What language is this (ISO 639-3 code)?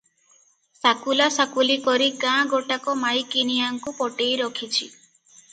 ori